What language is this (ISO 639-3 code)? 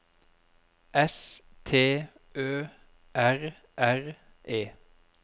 nor